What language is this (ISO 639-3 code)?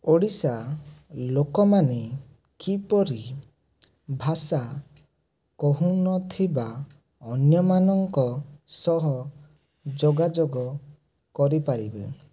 ori